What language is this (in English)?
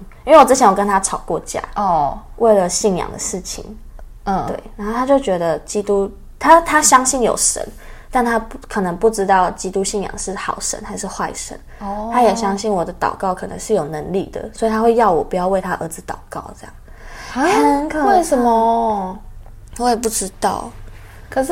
Chinese